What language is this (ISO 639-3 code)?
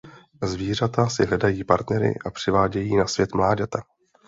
ces